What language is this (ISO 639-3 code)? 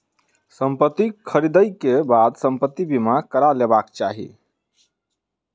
mai